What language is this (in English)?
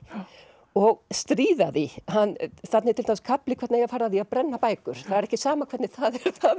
Icelandic